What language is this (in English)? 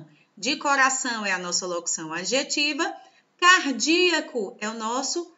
Portuguese